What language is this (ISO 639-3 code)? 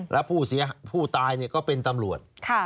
tha